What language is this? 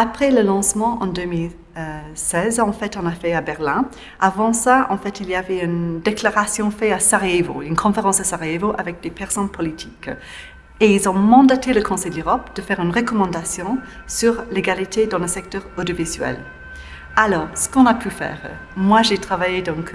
French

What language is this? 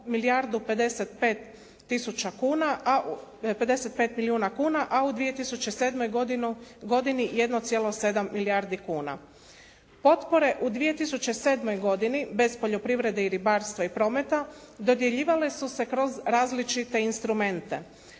Croatian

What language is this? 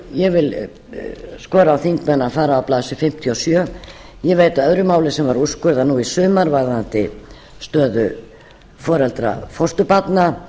Icelandic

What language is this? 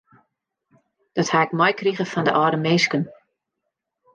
Western Frisian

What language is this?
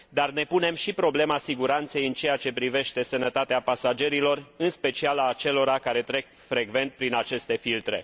Romanian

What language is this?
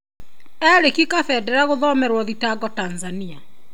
Kikuyu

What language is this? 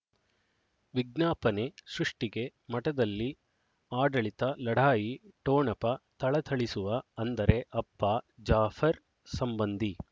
Kannada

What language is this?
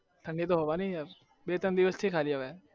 Gujarati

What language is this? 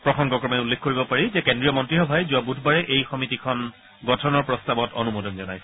Assamese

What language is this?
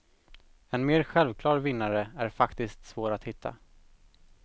Swedish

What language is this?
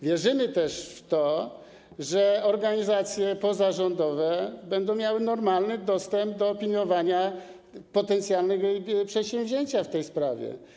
Polish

